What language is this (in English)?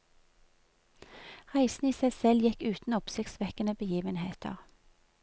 Norwegian